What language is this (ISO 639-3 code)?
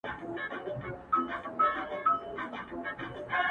pus